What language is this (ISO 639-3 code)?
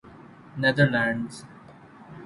urd